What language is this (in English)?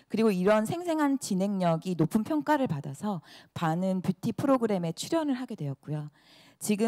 Korean